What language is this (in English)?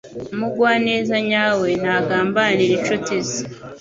Kinyarwanda